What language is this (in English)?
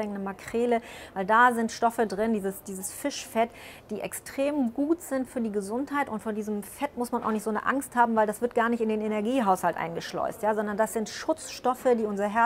German